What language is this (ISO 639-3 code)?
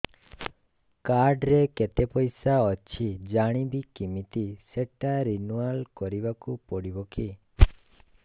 ori